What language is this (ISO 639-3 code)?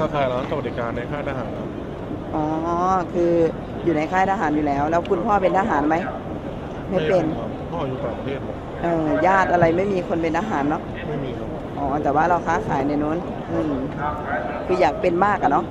tha